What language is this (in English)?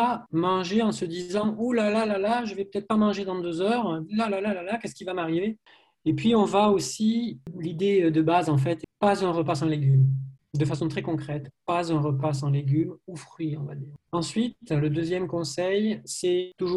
French